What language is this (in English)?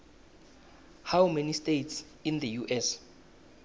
South Ndebele